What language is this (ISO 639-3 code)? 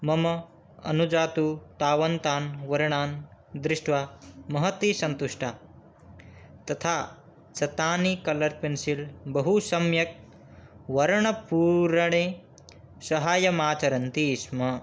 san